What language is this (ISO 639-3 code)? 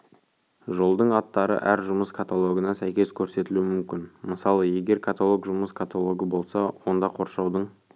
kaz